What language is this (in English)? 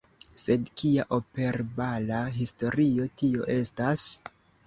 Esperanto